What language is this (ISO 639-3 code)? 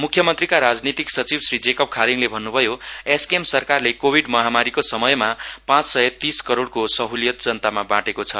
nep